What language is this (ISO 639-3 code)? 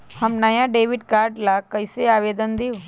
mag